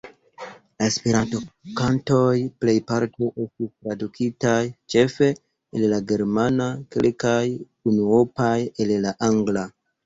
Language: Esperanto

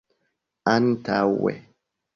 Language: Esperanto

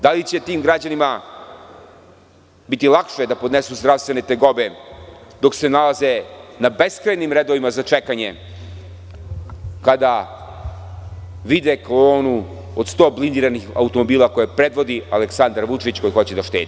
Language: Serbian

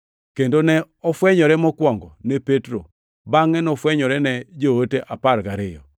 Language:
Luo (Kenya and Tanzania)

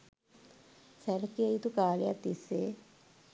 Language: Sinhala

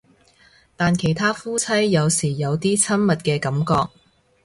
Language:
Cantonese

